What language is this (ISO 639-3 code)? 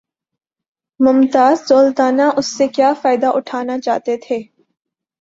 urd